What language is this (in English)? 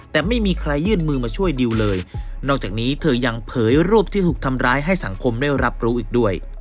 Thai